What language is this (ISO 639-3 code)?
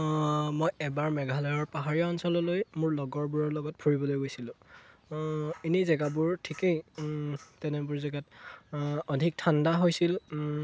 asm